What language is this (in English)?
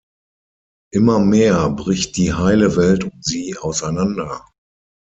German